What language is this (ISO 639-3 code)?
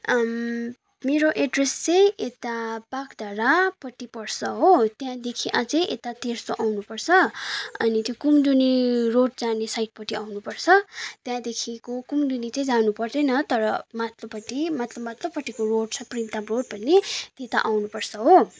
nep